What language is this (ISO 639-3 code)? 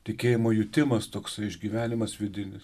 lit